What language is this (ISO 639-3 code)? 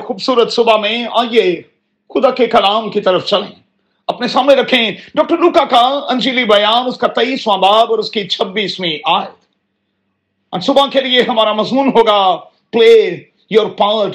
urd